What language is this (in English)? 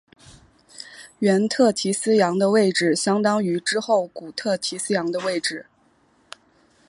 Chinese